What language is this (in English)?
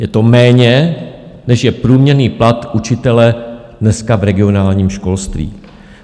Czech